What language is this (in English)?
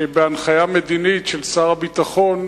Hebrew